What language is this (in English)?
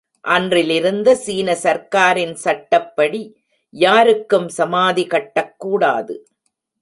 Tamil